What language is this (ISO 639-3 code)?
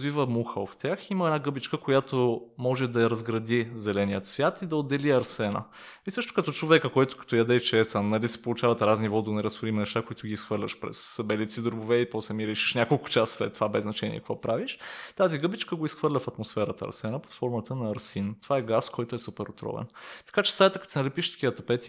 bul